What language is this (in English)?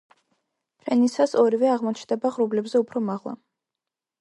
Georgian